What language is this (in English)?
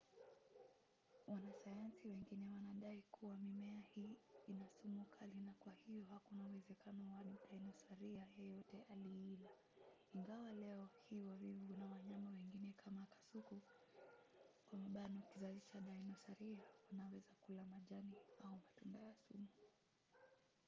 Swahili